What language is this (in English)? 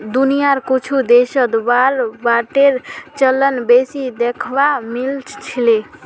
Magahi